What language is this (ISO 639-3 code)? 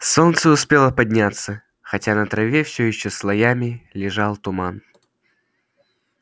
rus